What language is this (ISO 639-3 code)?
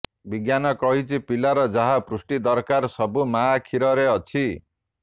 ori